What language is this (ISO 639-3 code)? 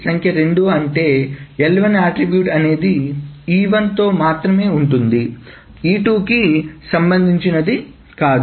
tel